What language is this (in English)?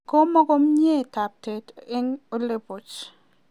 Kalenjin